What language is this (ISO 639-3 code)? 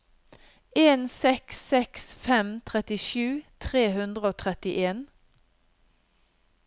nor